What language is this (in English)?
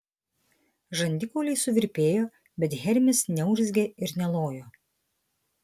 Lithuanian